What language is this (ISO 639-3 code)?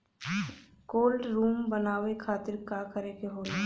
bho